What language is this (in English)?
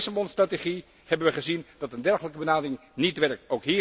Dutch